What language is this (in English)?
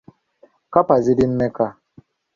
Ganda